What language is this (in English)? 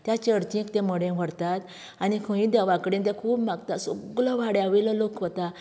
Konkani